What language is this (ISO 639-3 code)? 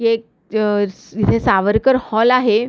mar